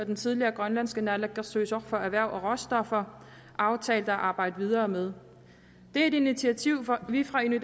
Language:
Danish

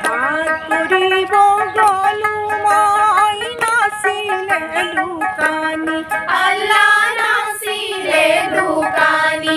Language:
Thai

